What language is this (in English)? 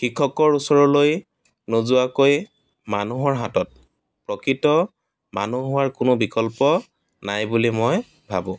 Assamese